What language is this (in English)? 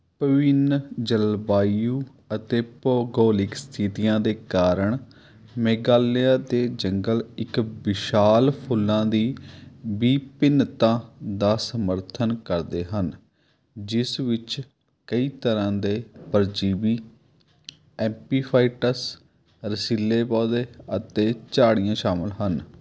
Punjabi